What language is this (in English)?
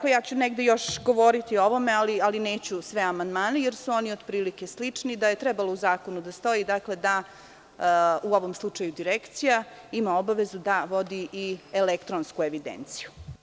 Serbian